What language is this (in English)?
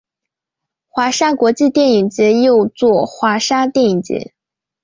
Chinese